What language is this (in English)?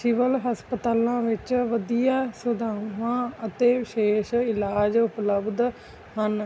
Punjabi